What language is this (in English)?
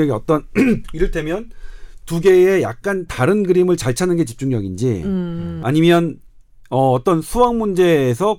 Korean